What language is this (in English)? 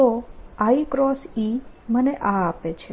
Gujarati